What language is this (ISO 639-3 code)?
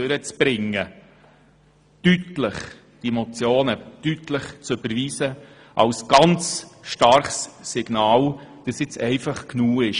gsw